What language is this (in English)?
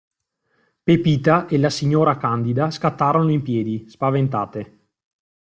Italian